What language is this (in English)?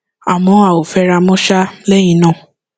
Yoruba